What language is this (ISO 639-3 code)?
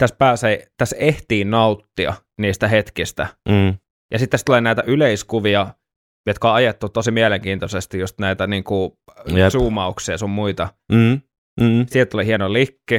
fin